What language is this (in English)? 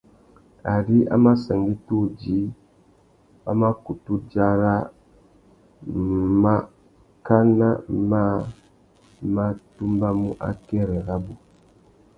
Tuki